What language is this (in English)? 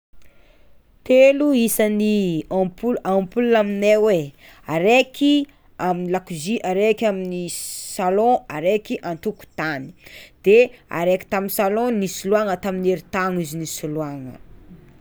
Tsimihety Malagasy